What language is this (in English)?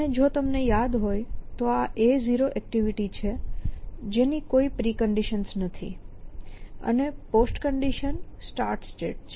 Gujarati